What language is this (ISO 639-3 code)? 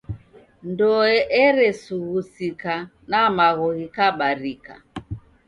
dav